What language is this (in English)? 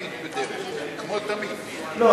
Hebrew